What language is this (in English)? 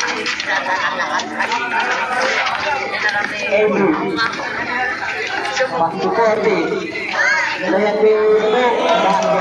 Thai